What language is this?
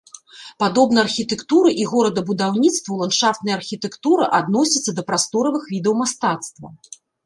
Belarusian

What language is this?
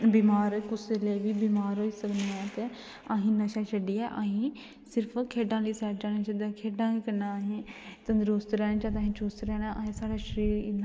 Dogri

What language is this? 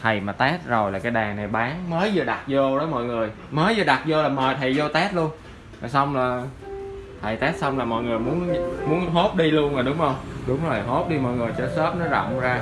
Vietnamese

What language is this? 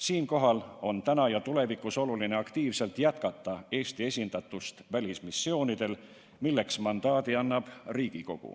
Estonian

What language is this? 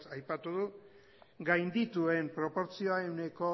Basque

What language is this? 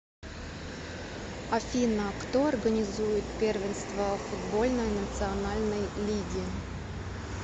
Russian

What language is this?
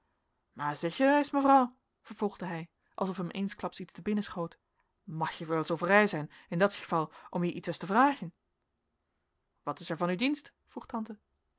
Dutch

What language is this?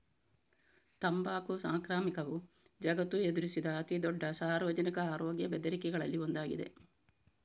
Kannada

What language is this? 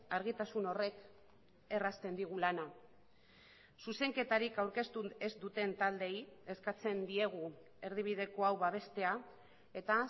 Basque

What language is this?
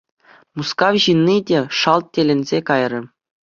Chuvash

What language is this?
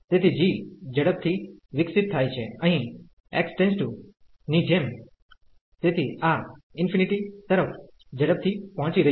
Gujarati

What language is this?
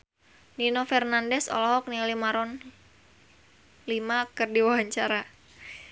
Sundanese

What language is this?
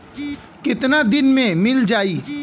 Bhojpuri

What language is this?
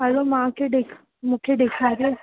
Sindhi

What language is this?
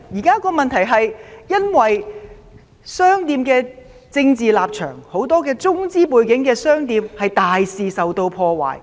Cantonese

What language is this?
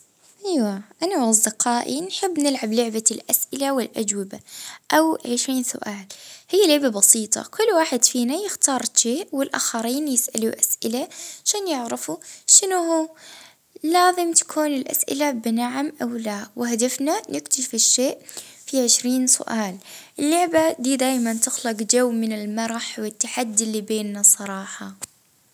Libyan Arabic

